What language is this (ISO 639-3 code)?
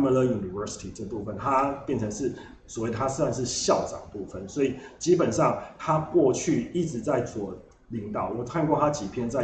zho